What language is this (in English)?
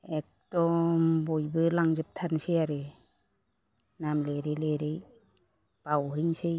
Bodo